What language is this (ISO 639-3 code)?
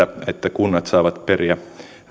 fin